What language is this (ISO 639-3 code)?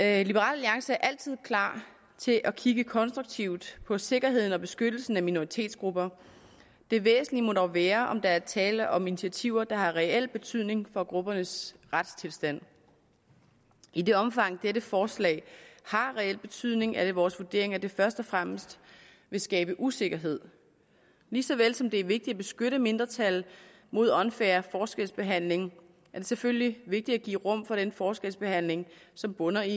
dan